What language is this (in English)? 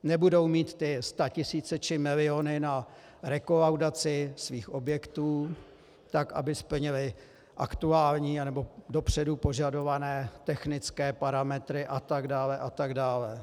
Czech